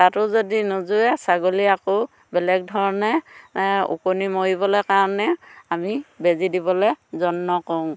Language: Assamese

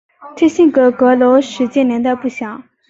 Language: Chinese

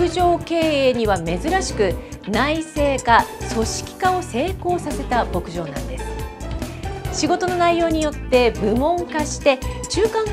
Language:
Japanese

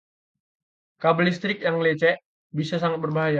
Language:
Indonesian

